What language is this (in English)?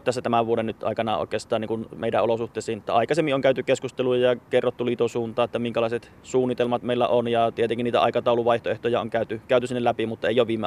Finnish